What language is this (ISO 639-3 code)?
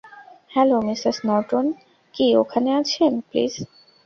ben